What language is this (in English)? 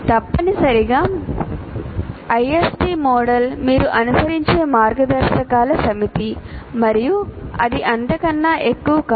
Telugu